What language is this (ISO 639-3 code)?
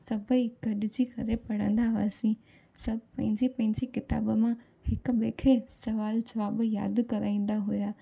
snd